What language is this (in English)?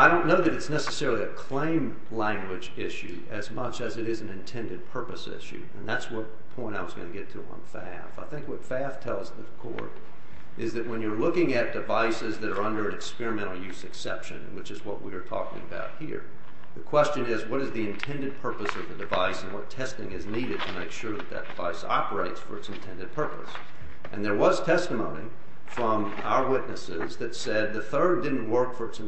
English